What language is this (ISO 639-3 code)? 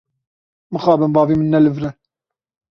kur